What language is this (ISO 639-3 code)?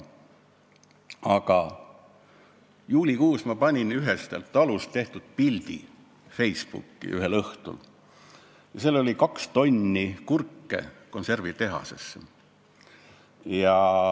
est